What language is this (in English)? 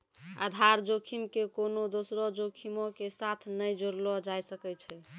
Maithili